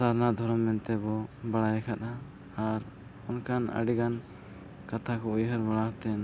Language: Santali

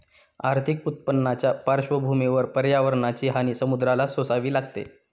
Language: Marathi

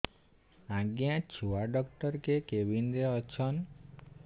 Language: Odia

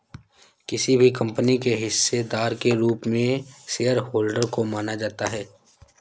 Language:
Hindi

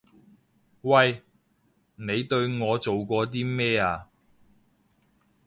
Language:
Cantonese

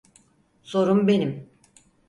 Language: Turkish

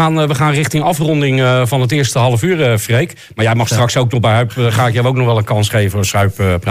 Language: Dutch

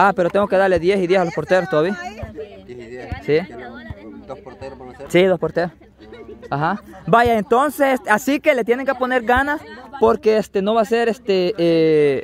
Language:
Spanish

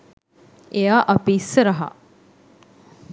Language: Sinhala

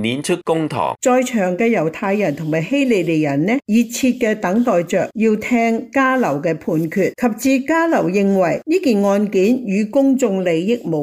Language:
Chinese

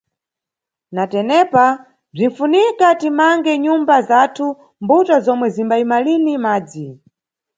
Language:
Nyungwe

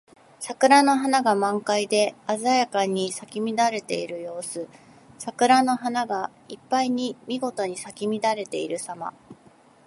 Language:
Japanese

